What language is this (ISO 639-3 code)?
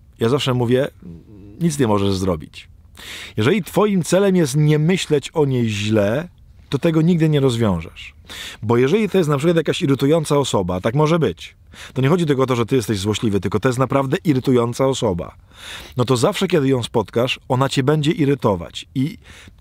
pol